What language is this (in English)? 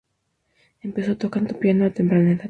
Spanish